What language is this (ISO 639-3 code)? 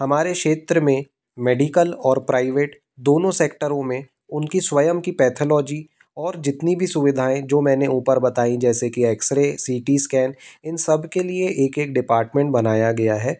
hin